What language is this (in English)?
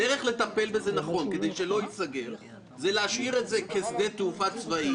Hebrew